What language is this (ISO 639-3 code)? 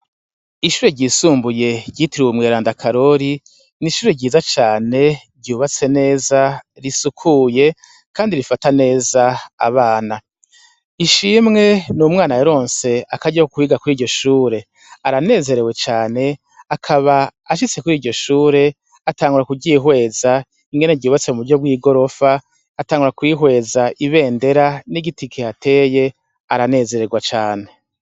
run